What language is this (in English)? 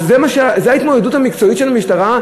Hebrew